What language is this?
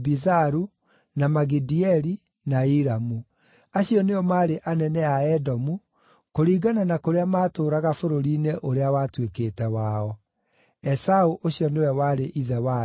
Kikuyu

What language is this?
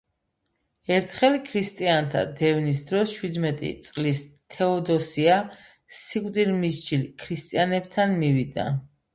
Georgian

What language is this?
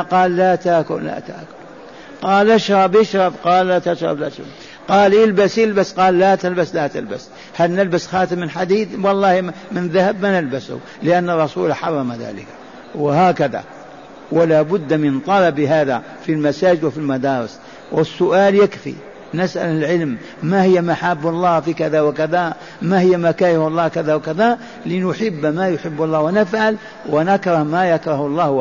Arabic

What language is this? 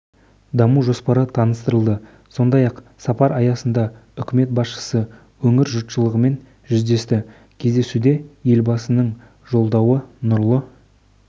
Kazakh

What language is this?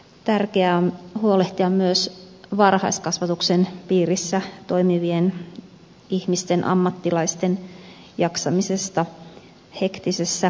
Finnish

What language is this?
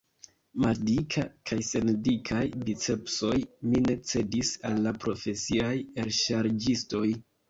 Esperanto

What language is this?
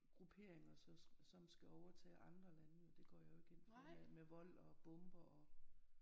Danish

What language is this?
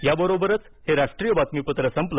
Marathi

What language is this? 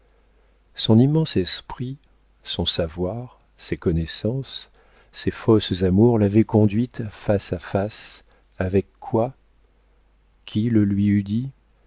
French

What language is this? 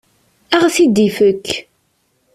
Kabyle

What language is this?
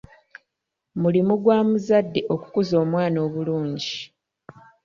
Ganda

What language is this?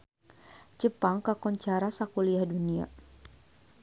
Sundanese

